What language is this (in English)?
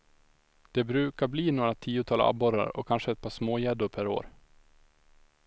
Swedish